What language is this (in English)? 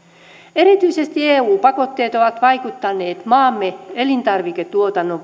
Finnish